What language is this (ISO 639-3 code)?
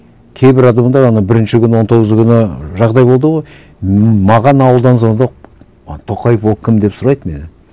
kaz